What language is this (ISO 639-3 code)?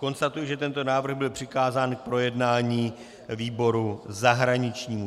ces